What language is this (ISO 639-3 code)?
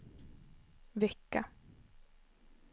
swe